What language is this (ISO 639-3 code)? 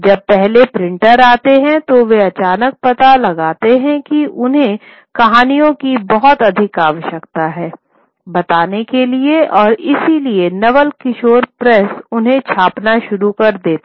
hin